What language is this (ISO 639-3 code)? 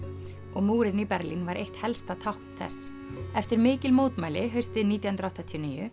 isl